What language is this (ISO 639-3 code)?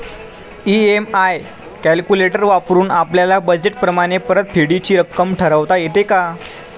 mar